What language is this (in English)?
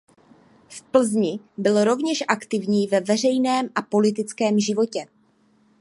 Czech